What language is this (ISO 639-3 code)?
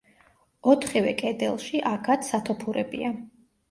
kat